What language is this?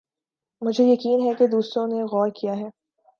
Urdu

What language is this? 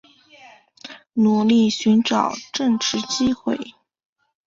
Chinese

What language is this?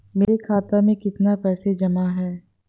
Hindi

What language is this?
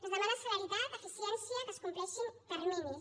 Catalan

